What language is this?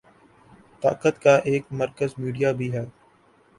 Urdu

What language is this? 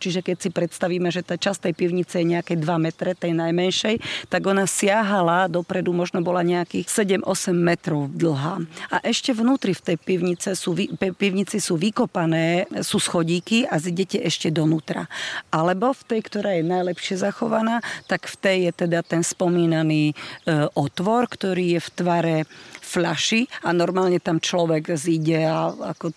Slovak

